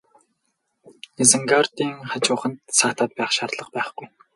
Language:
Mongolian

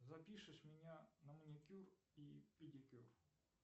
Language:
Russian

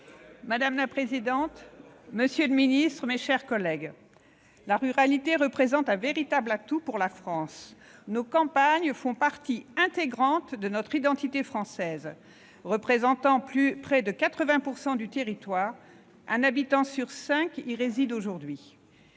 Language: French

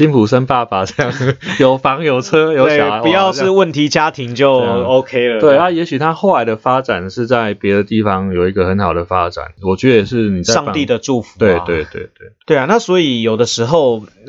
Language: Chinese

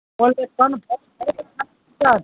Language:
Urdu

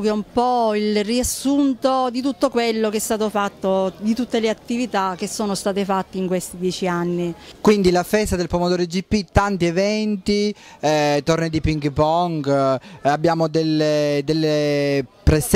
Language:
Italian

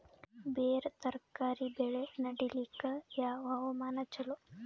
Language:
Kannada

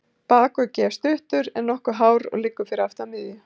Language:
Icelandic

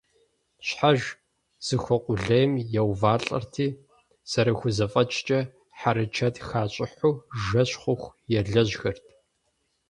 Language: Kabardian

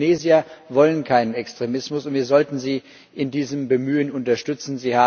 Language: German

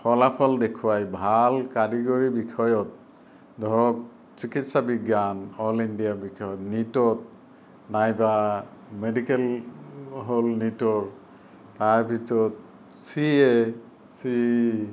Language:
Assamese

